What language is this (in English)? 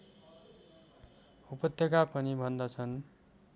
Nepali